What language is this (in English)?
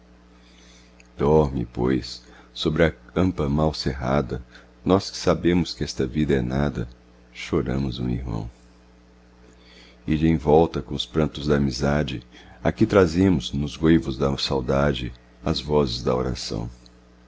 Portuguese